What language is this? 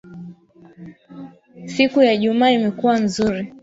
Swahili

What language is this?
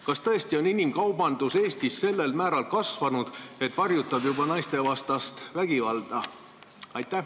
Estonian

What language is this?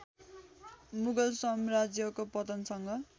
Nepali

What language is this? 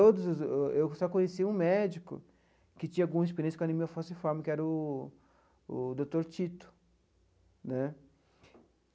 Portuguese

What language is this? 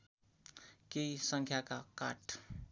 Nepali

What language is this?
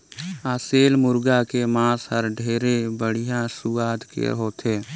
Chhattisgarhi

